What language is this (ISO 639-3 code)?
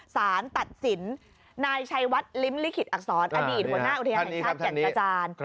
tha